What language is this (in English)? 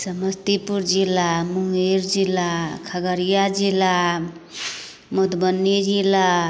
Maithili